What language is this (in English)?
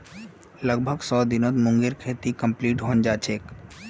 Magahi